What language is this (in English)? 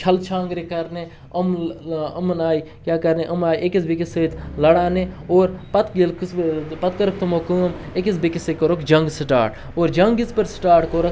Kashmiri